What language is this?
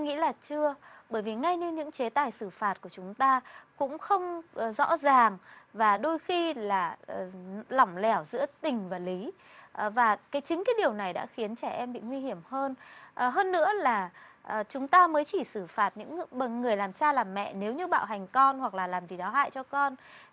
Vietnamese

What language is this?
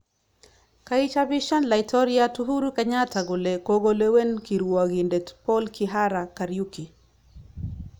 Kalenjin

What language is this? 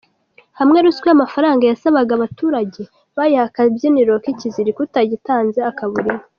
Kinyarwanda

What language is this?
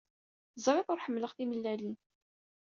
Kabyle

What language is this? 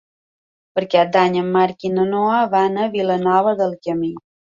Catalan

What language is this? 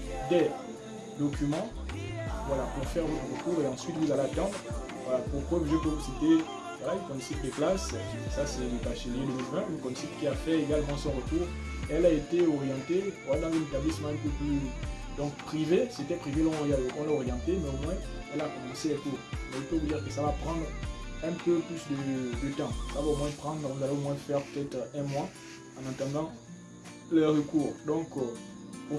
French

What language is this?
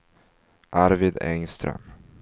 Swedish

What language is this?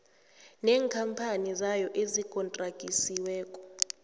South Ndebele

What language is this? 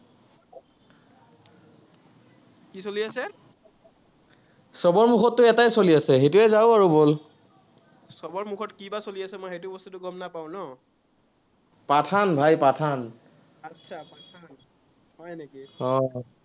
Assamese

